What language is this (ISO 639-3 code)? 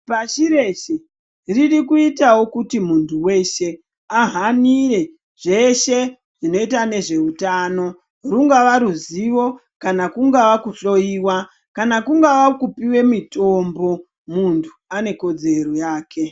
ndc